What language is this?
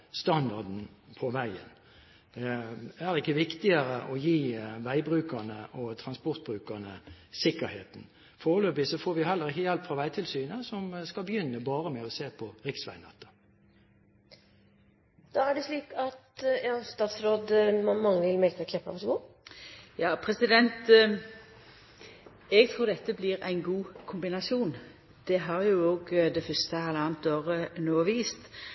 Norwegian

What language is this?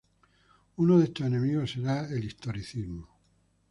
Spanish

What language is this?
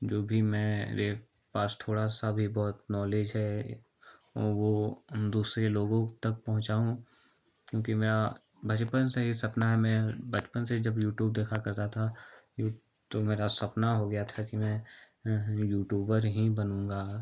Hindi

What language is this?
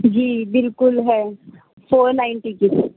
Urdu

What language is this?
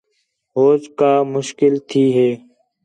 Khetrani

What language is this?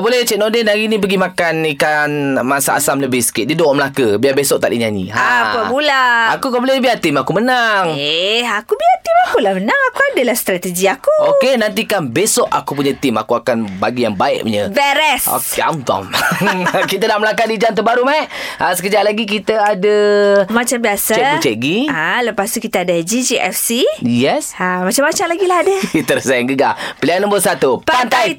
Malay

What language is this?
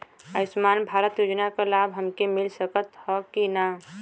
Bhojpuri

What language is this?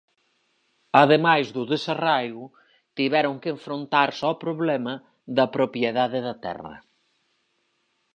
Galician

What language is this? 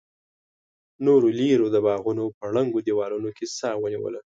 Pashto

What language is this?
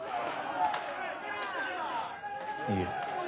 Japanese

